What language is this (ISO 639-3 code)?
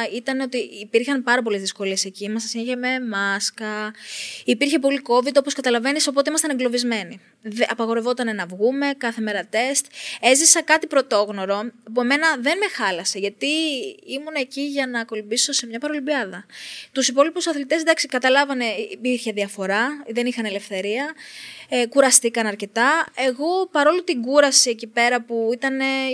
ell